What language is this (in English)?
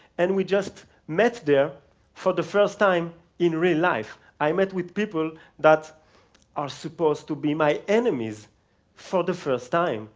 English